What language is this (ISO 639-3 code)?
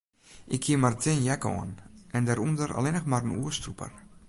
fry